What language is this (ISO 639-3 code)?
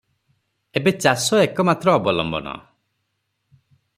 ori